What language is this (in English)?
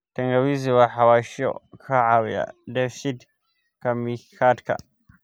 Somali